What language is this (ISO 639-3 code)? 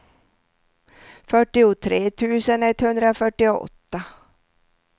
swe